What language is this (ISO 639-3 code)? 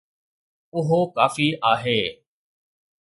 snd